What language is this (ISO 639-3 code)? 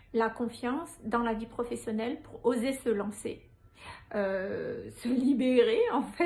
fra